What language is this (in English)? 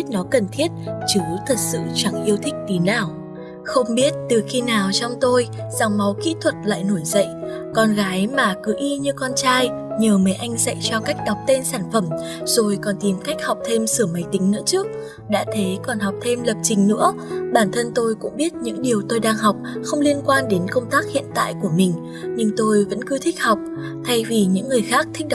Vietnamese